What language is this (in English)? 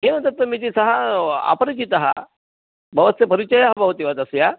Sanskrit